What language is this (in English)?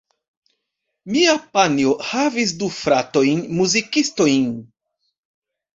Esperanto